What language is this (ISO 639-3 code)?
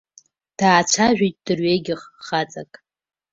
abk